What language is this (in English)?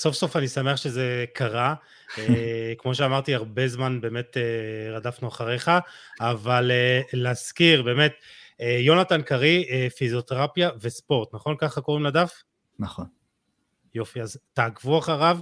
Hebrew